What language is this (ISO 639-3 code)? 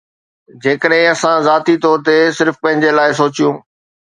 snd